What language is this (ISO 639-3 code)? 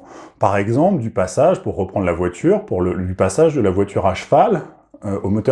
fra